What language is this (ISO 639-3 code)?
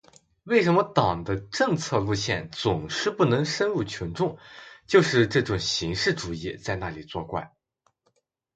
zho